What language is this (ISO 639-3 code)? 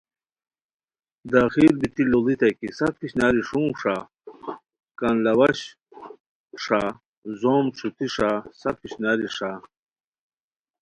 khw